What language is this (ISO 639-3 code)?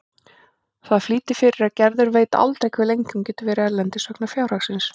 isl